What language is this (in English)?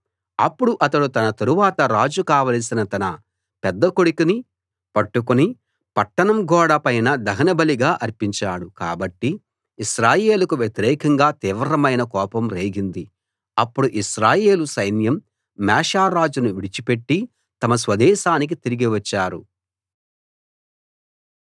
Telugu